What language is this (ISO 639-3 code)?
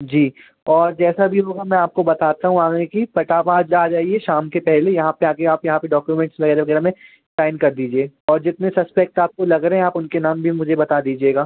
hin